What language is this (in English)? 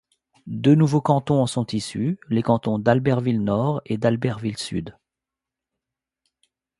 French